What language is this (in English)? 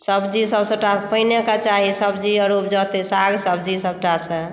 Maithili